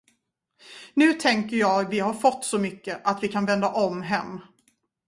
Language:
Swedish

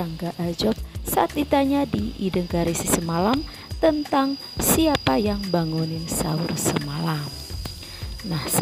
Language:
Indonesian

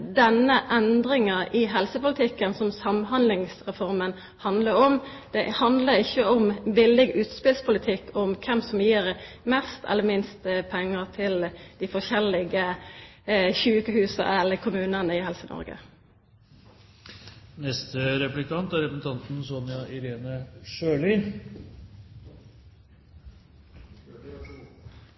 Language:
Norwegian Nynorsk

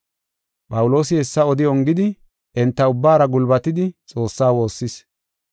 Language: Gofa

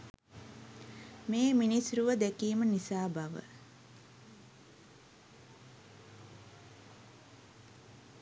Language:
Sinhala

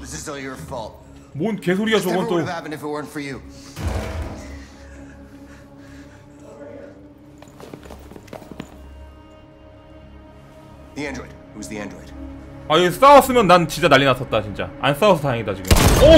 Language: Korean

